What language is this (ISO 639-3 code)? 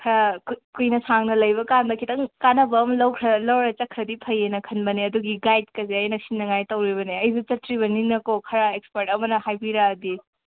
mni